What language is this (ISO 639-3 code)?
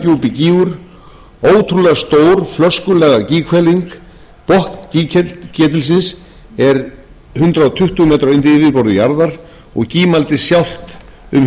isl